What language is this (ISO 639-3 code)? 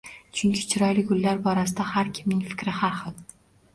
uzb